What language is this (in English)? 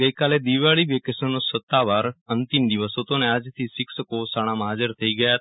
Gujarati